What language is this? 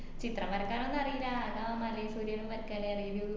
Malayalam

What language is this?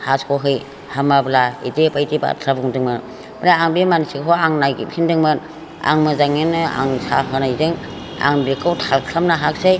Bodo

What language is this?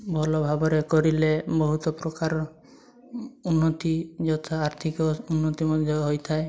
Odia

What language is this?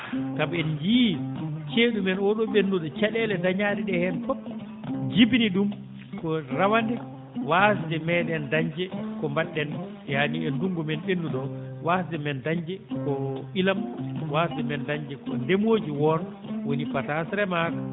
Fula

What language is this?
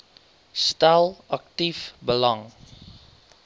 Afrikaans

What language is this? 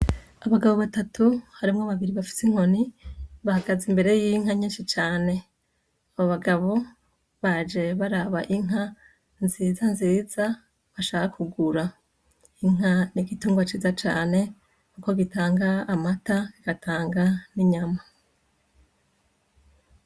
Rundi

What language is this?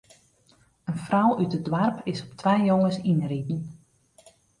Western Frisian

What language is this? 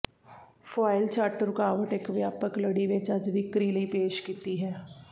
Punjabi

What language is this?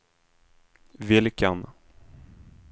Swedish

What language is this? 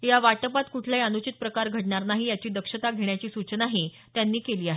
Marathi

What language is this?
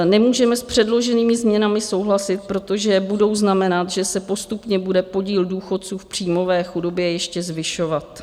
Czech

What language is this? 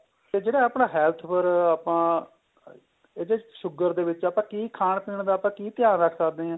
Punjabi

